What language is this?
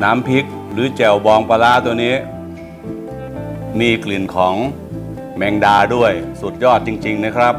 Thai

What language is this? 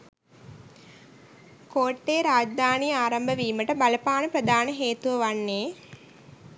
Sinhala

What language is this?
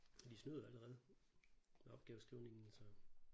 Danish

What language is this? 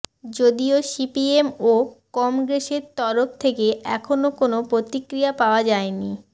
Bangla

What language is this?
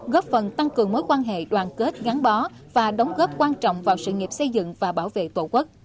Vietnamese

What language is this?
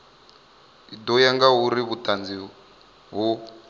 Venda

